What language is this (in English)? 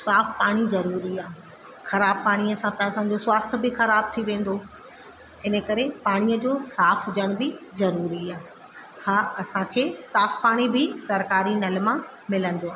Sindhi